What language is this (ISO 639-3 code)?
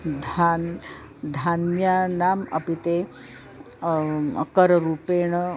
san